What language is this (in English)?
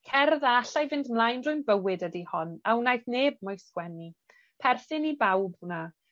Welsh